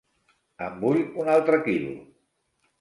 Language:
Catalan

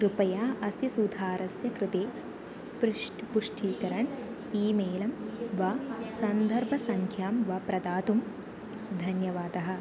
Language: Sanskrit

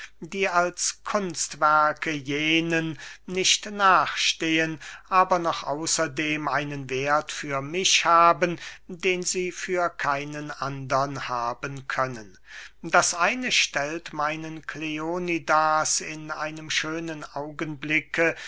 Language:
German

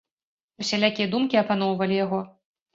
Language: Belarusian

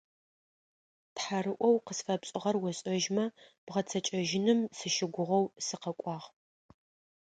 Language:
Adyghe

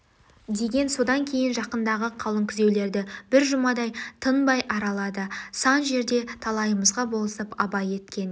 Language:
Kazakh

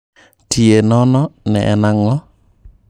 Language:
Luo (Kenya and Tanzania)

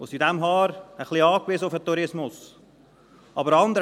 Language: Swiss German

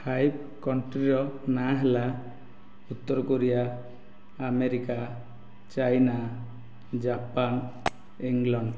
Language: Odia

